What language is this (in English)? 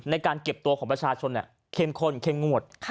Thai